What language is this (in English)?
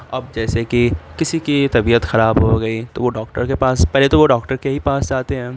Urdu